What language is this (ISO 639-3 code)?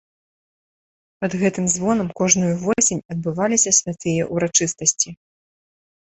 bel